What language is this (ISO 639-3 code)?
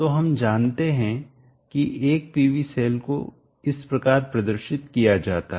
hin